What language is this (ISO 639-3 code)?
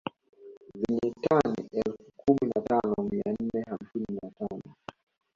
swa